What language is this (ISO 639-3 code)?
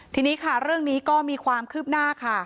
tha